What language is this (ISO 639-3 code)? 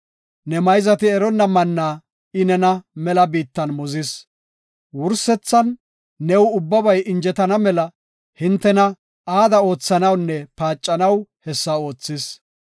gof